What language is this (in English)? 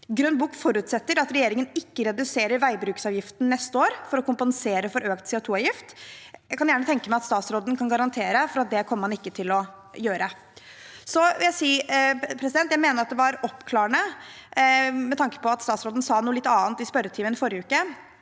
Norwegian